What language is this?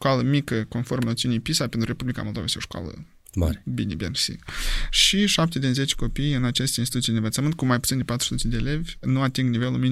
Romanian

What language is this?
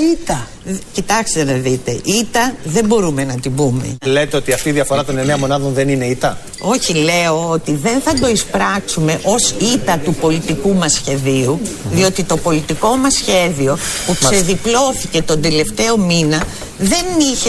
Greek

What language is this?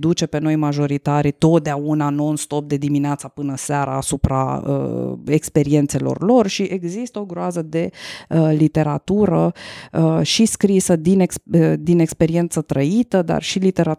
Romanian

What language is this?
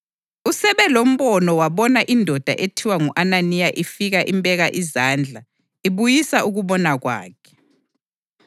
North Ndebele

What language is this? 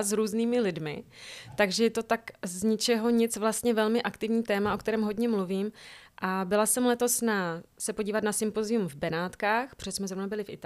Czech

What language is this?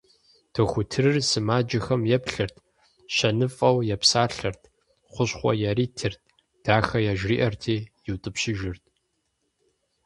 Kabardian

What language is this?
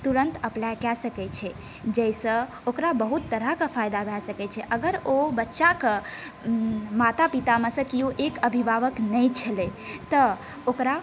Maithili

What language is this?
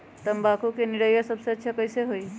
Magahi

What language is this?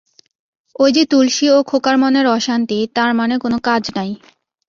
Bangla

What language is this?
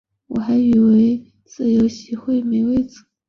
Chinese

